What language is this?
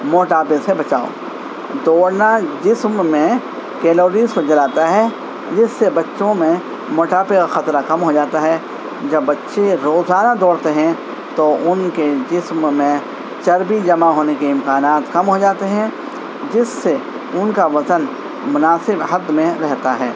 Urdu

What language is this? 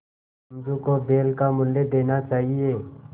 Hindi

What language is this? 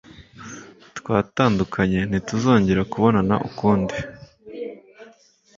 Kinyarwanda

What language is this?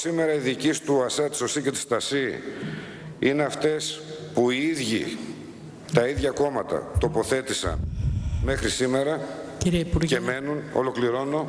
Greek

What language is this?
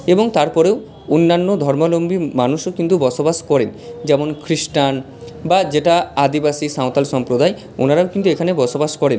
Bangla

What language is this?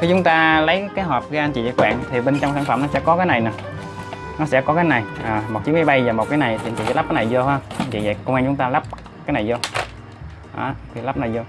Vietnamese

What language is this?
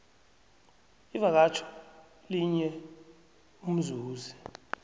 South Ndebele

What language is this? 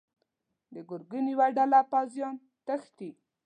Pashto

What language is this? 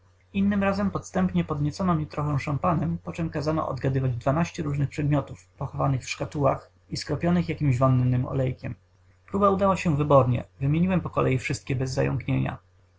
Polish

